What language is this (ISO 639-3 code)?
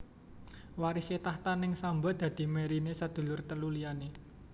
jav